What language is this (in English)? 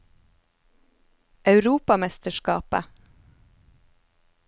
Norwegian